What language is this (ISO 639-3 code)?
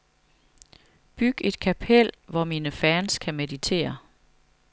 dan